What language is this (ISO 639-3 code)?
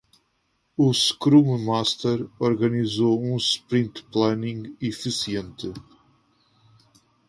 por